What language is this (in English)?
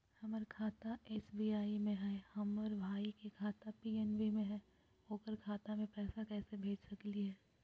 Magahi